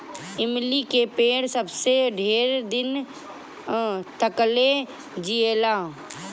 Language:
Bhojpuri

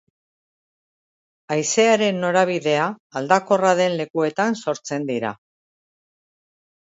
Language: Basque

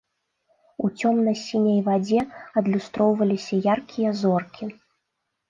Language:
Belarusian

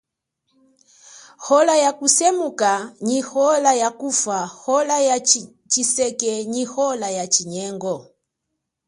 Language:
Chokwe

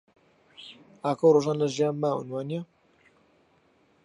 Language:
Central Kurdish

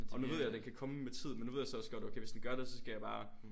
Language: Danish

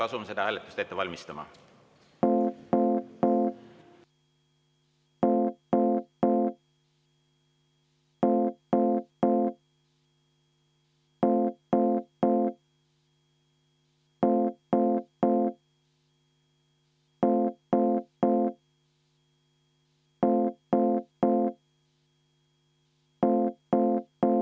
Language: Estonian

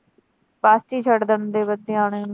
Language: Punjabi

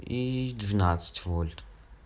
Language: Russian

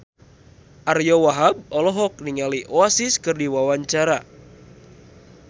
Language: Sundanese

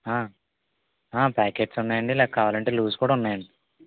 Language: Telugu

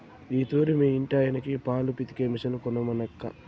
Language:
Telugu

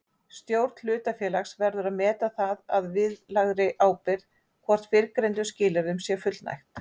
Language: Icelandic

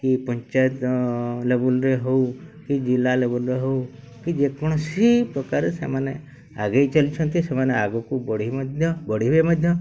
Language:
Odia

